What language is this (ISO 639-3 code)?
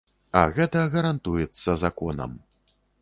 bel